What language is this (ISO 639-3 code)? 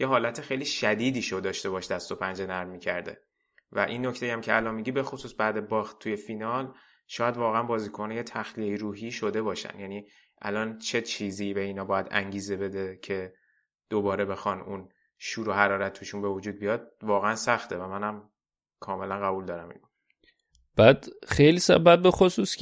fas